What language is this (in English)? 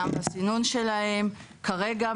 Hebrew